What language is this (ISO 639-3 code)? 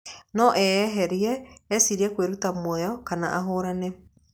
kik